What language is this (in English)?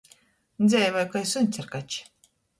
Latgalian